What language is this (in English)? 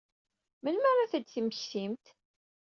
Kabyle